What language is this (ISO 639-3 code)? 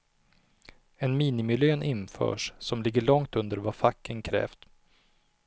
swe